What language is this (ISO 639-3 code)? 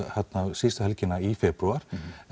isl